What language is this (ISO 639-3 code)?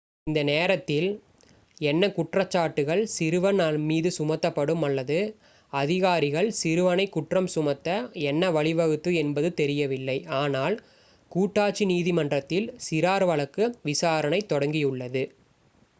tam